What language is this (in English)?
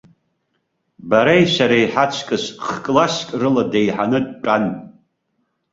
Abkhazian